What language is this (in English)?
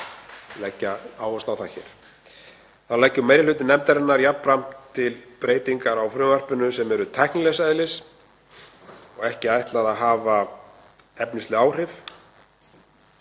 Icelandic